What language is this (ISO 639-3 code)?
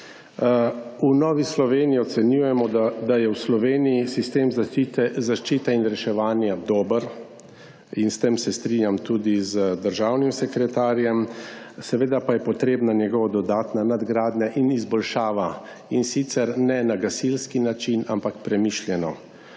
slv